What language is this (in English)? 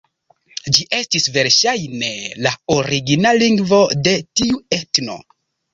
Esperanto